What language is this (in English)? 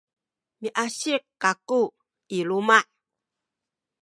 Sakizaya